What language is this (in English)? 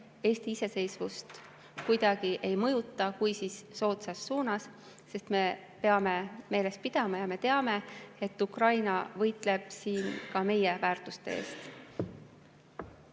Estonian